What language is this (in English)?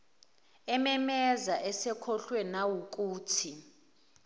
Zulu